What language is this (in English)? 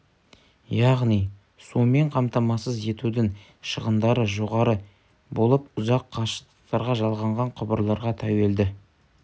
Kazakh